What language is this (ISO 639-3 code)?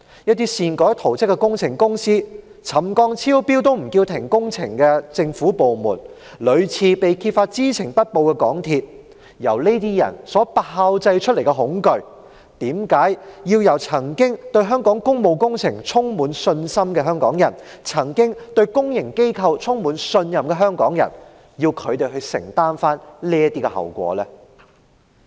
yue